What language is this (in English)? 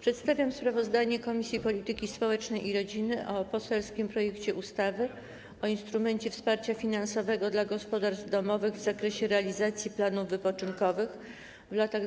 Polish